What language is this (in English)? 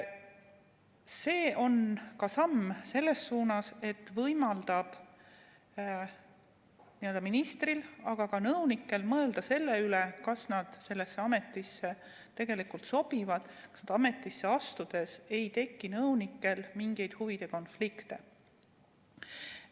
Estonian